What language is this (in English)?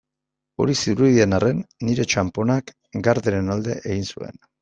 Basque